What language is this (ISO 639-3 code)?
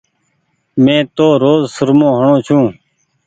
gig